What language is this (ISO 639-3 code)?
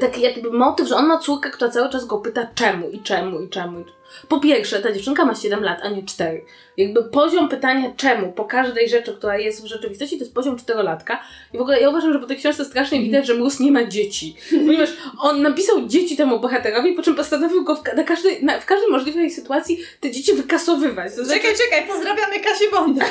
pol